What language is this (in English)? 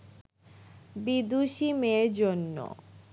Bangla